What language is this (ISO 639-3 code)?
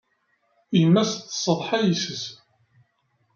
kab